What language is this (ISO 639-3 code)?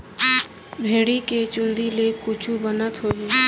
hne